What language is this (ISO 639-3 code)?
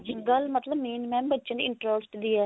pan